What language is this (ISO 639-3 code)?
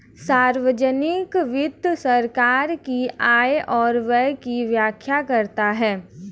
hin